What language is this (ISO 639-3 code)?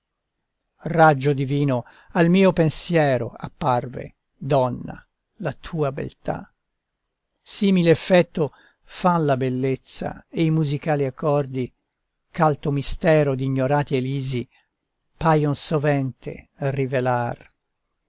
ita